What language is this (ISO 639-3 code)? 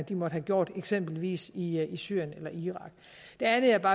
dan